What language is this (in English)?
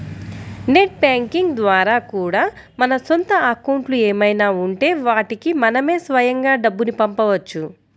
Telugu